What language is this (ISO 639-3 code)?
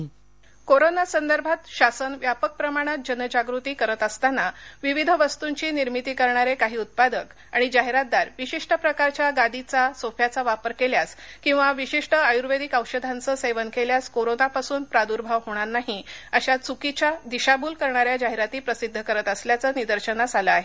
mar